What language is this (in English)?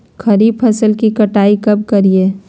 Magahi